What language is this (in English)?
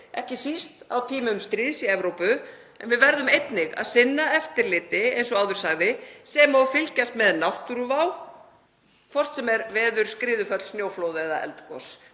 Icelandic